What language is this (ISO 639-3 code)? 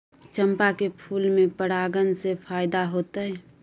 mai